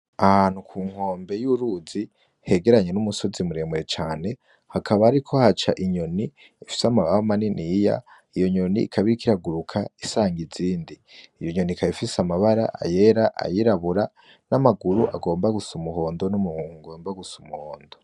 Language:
Rundi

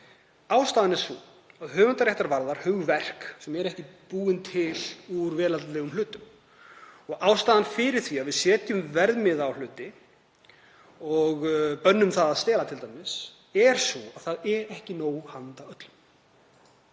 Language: Icelandic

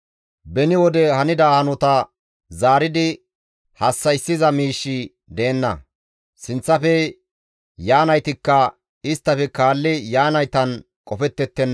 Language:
Gamo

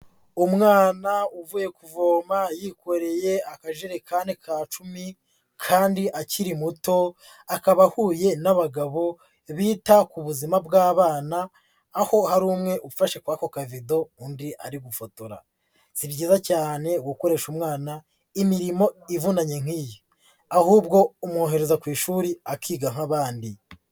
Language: Kinyarwanda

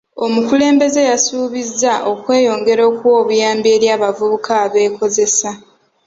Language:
Ganda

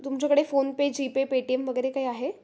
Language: Marathi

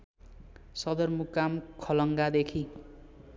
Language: Nepali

